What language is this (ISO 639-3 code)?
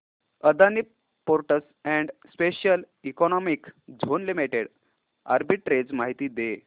mar